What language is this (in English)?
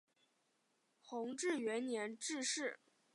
Chinese